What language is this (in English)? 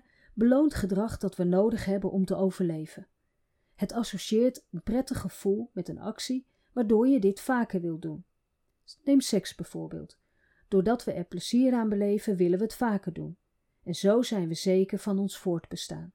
Dutch